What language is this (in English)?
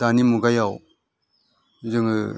Bodo